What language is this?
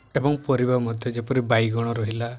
Odia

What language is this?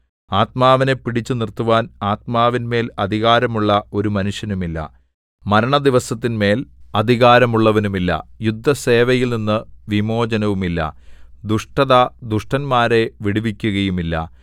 Malayalam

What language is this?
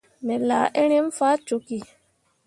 Mundang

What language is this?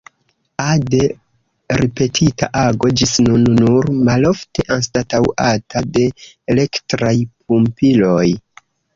Esperanto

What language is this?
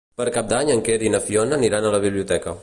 Catalan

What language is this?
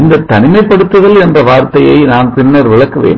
Tamil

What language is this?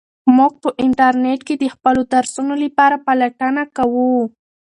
Pashto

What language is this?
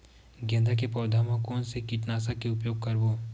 Chhattisgarhi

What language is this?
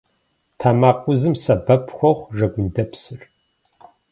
Kabardian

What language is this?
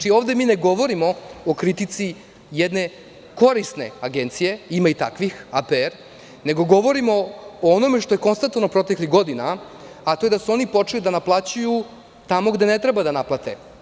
Serbian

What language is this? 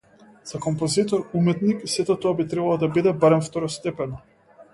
Macedonian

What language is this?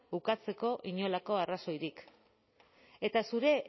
Basque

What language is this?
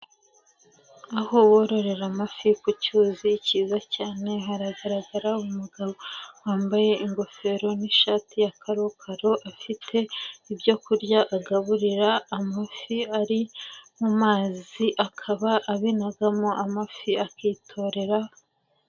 Kinyarwanda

